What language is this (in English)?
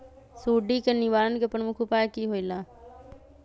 Magahi